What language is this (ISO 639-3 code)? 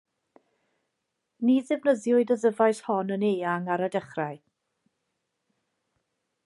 cym